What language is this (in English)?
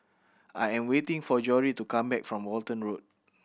English